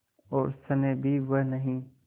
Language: Hindi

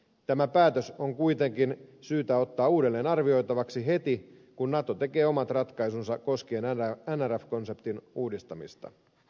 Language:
Finnish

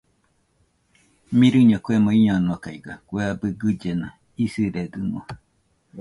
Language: Nüpode Huitoto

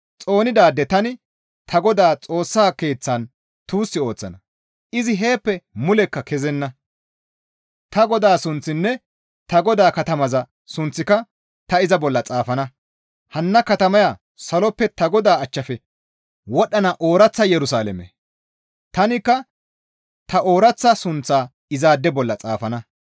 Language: Gamo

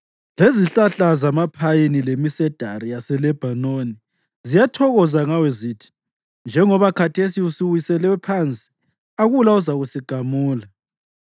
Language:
North Ndebele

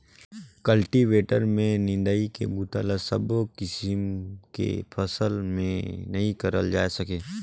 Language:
Chhattisgarhi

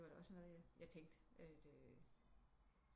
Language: Danish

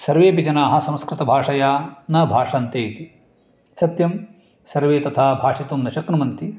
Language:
Sanskrit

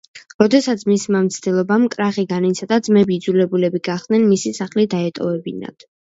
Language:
Georgian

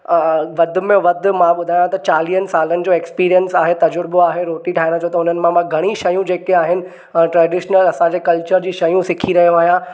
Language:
Sindhi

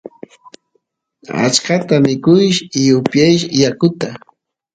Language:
Santiago del Estero Quichua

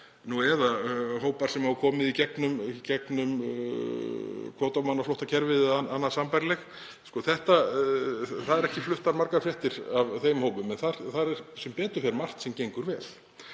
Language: Icelandic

